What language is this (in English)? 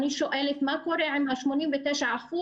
Hebrew